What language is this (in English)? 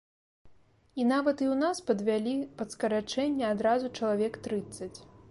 Belarusian